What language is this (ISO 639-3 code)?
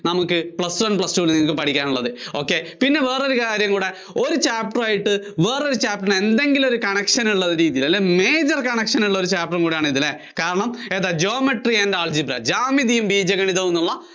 mal